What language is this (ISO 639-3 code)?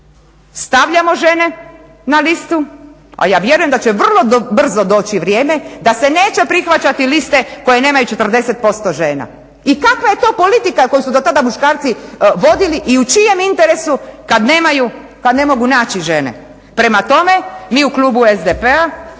hrv